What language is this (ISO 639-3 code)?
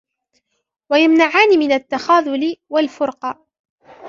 ara